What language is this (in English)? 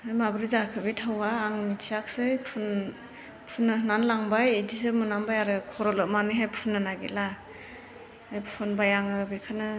Bodo